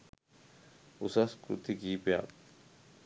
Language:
Sinhala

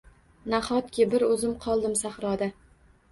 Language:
Uzbek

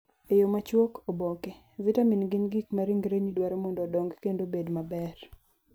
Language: Luo (Kenya and Tanzania)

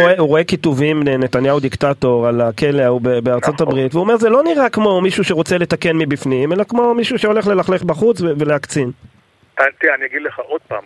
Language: Hebrew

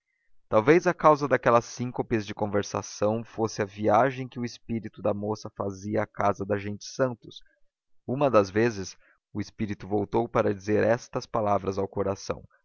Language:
Portuguese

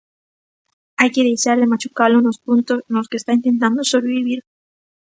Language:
Galician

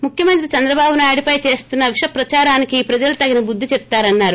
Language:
Telugu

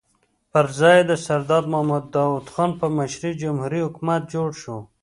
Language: Pashto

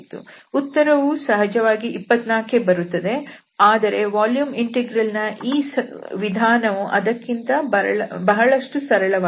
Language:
Kannada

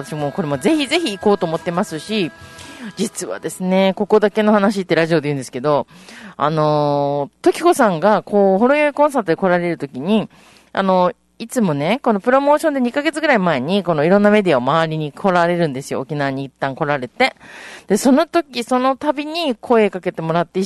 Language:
Japanese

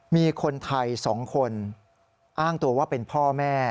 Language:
Thai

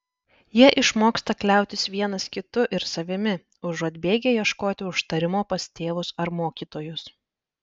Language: Lithuanian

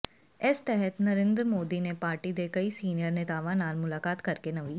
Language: Punjabi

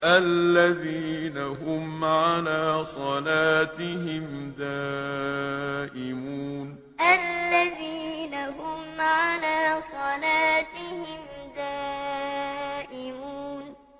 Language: Arabic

